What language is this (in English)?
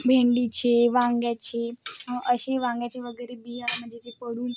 Marathi